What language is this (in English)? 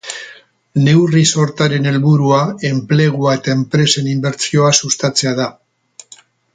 Basque